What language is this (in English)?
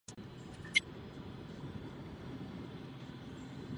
Czech